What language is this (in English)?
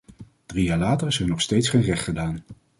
Dutch